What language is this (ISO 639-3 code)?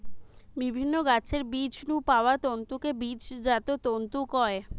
ben